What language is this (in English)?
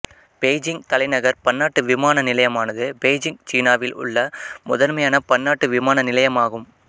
Tamil